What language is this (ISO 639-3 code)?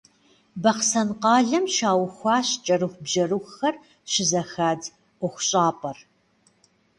kbd